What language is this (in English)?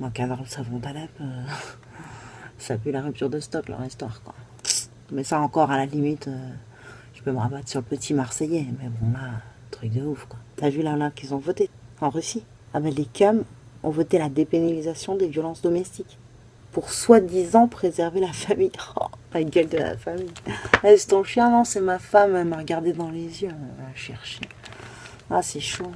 French